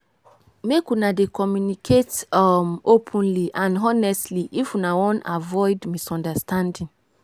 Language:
Nigerian Pidgin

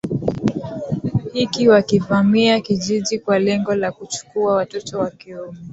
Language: Swahili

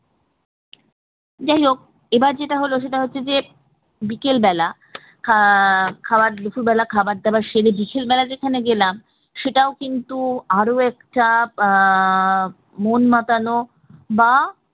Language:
Bangla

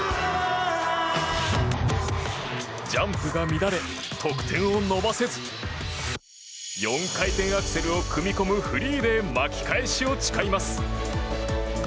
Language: Japanese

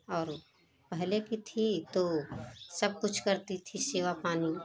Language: Hindi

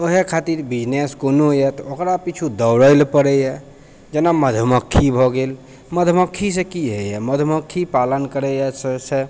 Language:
Maithili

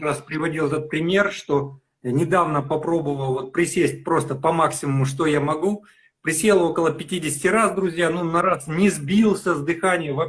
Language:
Russian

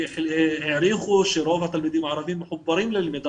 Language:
Hebrew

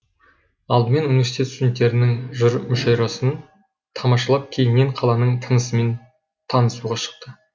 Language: Kazakh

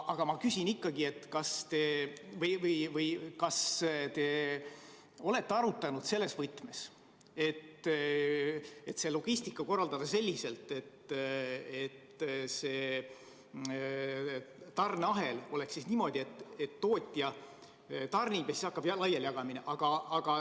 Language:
Estonian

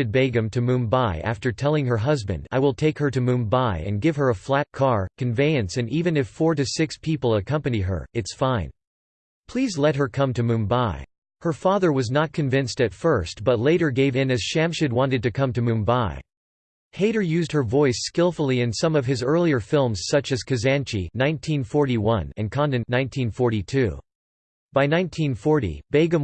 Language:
English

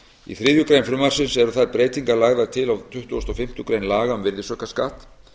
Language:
Icelandic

